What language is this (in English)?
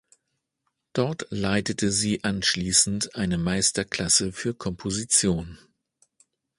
German